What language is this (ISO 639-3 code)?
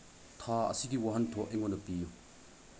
mni